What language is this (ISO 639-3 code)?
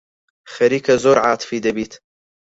ckb